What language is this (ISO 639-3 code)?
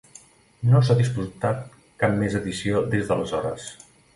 cat